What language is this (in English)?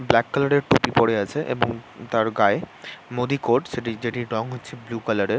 Bangla